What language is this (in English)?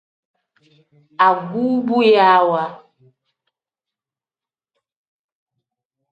Tem